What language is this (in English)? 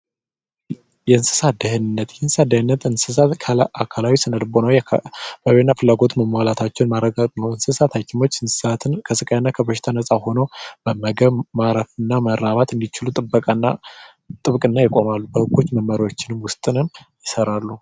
Amharic